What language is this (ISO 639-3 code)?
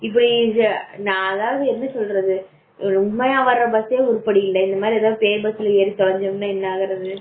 tam